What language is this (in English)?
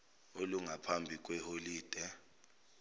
Zulu